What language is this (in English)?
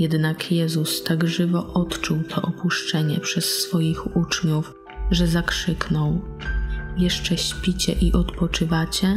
Polish